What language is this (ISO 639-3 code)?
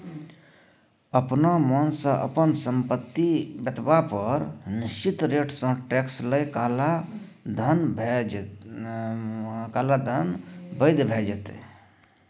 mai